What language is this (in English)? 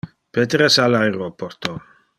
Interlingua